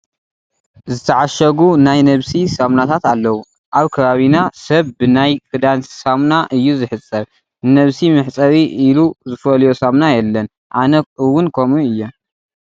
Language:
Tigrinya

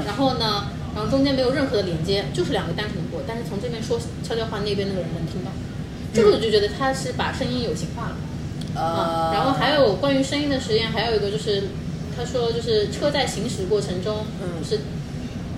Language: Chinese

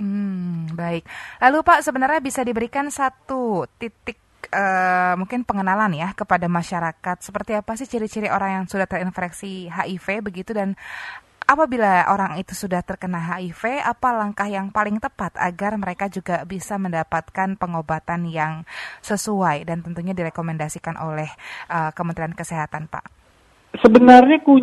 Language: Indonesian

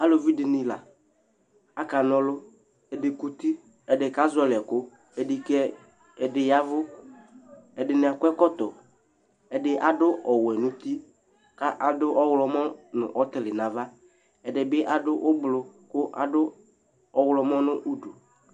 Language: Ikposo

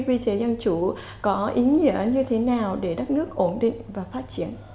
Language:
Vietnamese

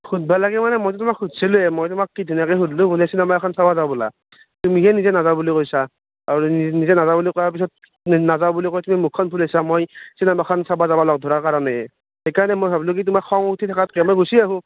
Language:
Assamese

